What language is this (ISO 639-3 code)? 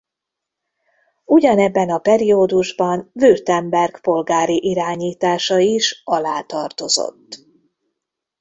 hun